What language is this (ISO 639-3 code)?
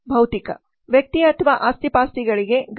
kan